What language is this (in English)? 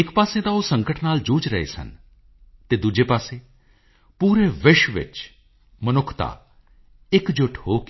Punjabi